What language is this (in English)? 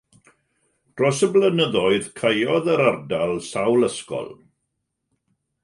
Welsh